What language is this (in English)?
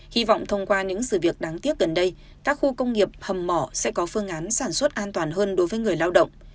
Vietnamese